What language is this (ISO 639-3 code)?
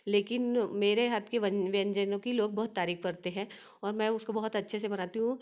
hin